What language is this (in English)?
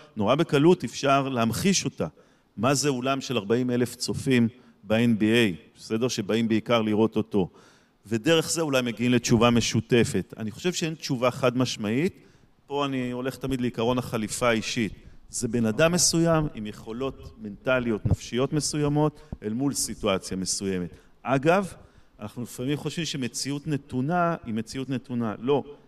Hebrew